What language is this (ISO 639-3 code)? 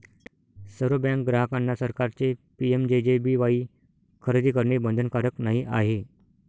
mar